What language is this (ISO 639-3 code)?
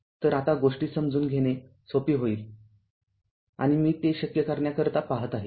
mar